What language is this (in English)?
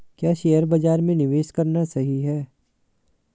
Hindi